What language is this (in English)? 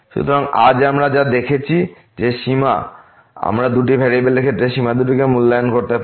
Bangla